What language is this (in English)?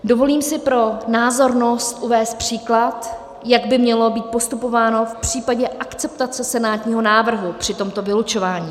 Czech